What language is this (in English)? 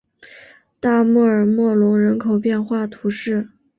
Chinese